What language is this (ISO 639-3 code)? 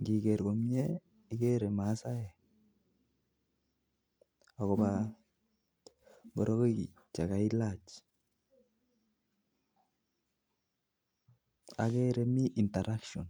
kln